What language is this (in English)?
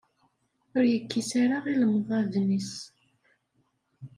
Kabyle